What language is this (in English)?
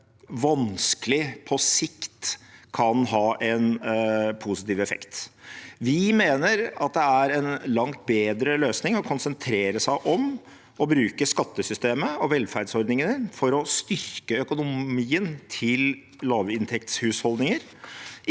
Norwegian